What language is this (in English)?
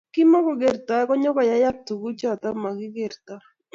Kalenjin